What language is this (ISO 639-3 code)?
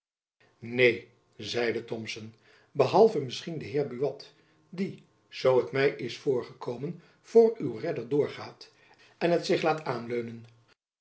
nld